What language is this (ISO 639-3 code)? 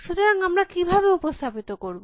ben